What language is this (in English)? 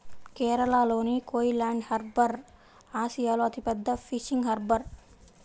Telugu